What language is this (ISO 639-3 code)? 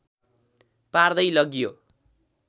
nep